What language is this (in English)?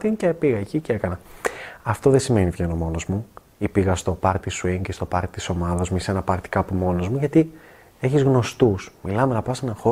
Greek